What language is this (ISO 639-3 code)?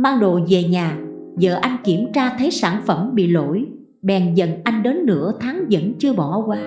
vie